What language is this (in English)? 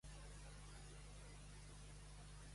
Catalan